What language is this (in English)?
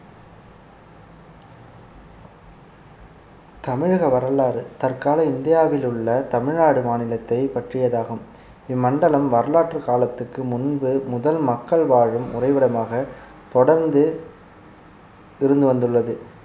Tamil